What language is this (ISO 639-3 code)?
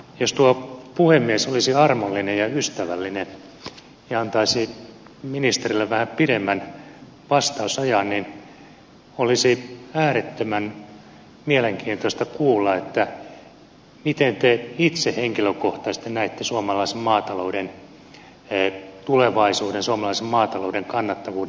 fin